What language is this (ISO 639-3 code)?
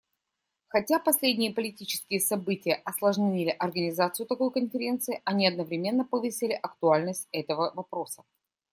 rus